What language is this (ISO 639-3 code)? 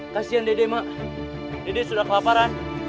ind